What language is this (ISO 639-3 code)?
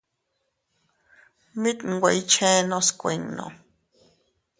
cut